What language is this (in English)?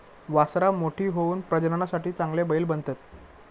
Marathi